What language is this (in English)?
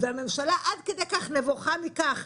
Hebrew